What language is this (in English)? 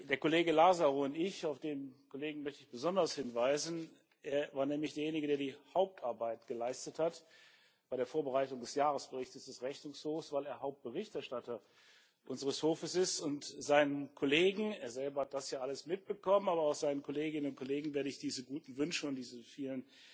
German